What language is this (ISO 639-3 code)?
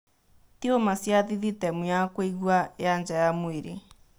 kik